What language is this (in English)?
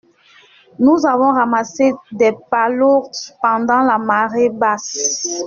French